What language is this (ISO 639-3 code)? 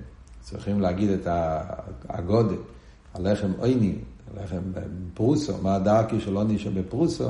heb